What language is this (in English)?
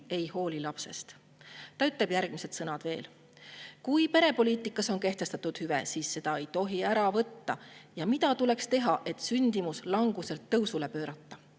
Estonian